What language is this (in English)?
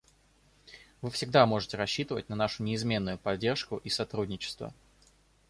Russian